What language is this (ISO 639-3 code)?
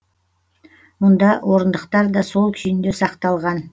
kaz